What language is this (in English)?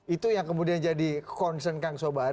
Indonesian